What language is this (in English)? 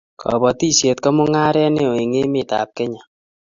Kalenjin